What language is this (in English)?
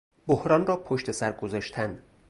Persian